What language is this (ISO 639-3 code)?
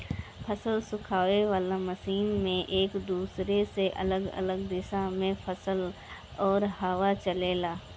bho